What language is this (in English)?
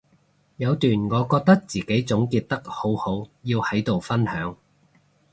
Cantonese